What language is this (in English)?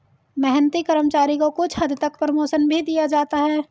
Hindi